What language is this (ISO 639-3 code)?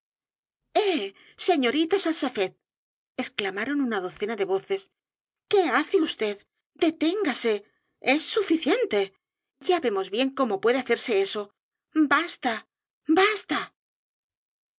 spa